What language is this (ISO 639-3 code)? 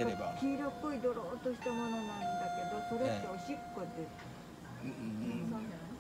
jpn